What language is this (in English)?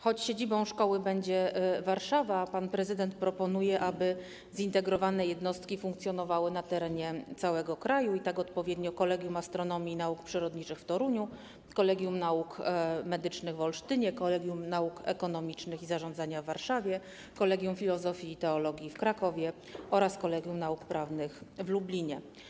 Polish